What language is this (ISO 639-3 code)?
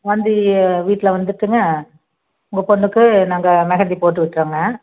tam